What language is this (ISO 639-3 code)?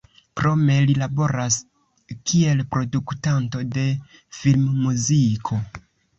epo